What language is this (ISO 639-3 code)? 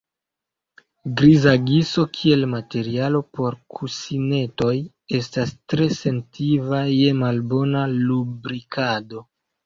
epo